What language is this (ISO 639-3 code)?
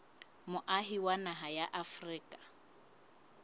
sot